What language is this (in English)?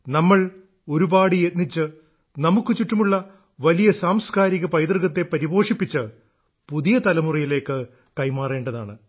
Malayalam